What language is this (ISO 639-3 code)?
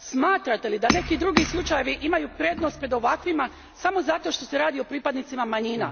hrv